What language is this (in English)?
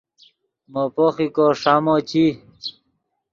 Yidgha